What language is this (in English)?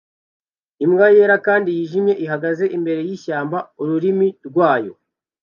Kinyarwanda